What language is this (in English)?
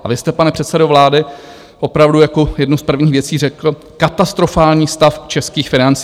Czech